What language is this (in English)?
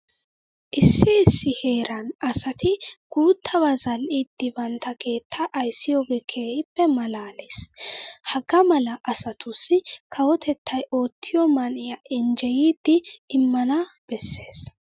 Wolaytta